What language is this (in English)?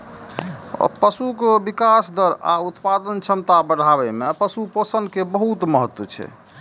Maithili